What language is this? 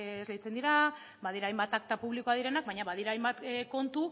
Basque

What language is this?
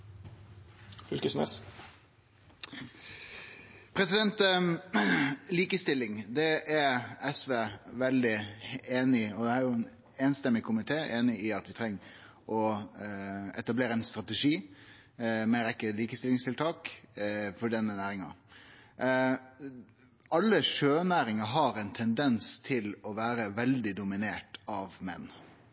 Norwegian Nynorsk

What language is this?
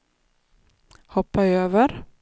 Swedish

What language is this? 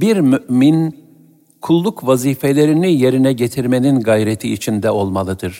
Turkish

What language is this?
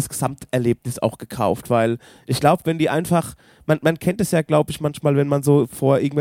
German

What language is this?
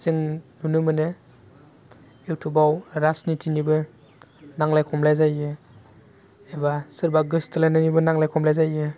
Bodo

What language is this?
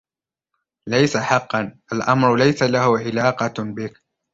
Arabic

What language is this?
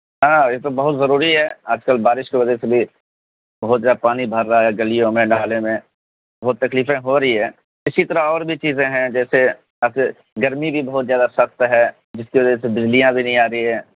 Urdu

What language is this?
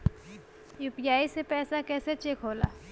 Bhojpuri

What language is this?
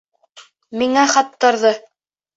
Bashkir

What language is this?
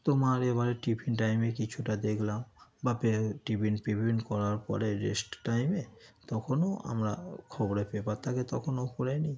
Bangla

